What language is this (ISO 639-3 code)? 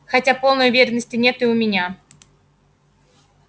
rus